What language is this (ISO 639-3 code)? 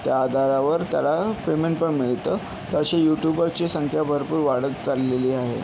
mar